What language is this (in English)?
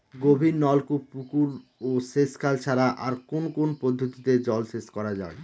Bangla